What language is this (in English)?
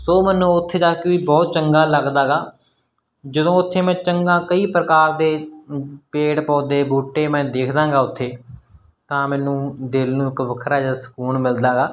Punjabi